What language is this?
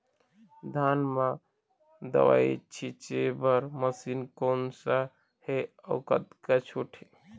Chhattisgarhi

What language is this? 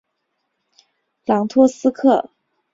Chinese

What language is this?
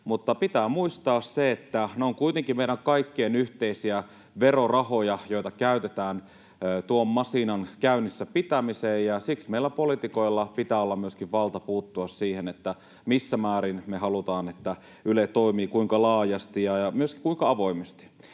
Finnish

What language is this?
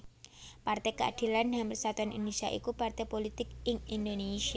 Javanese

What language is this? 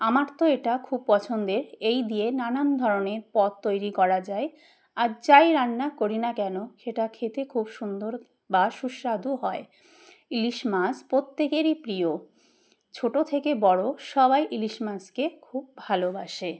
Bangla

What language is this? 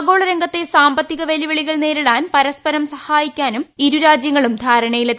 Malayalam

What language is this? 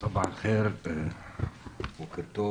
Hebrew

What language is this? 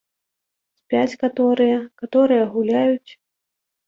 Belarusian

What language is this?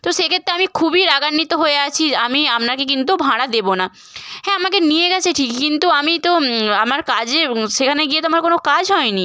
Bangla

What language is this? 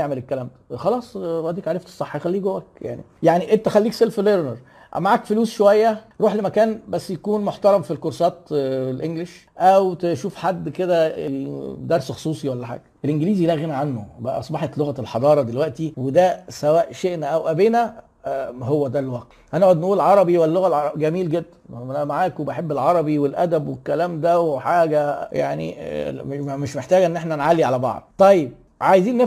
Arabic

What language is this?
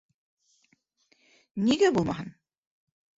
Bashkir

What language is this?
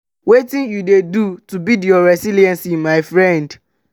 Nigerian Pidgin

